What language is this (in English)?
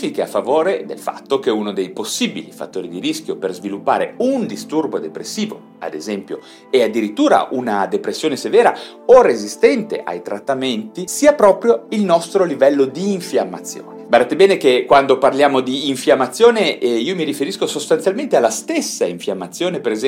Italian